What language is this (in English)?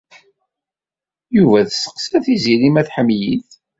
Kabyle